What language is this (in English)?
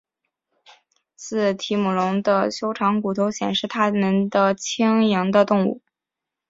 Chinese